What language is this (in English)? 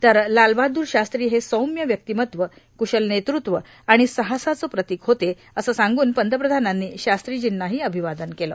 Marathi